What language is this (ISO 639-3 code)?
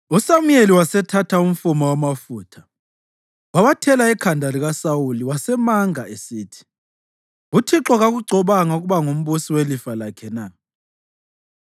nde